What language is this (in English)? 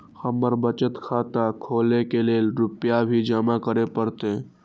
Maithili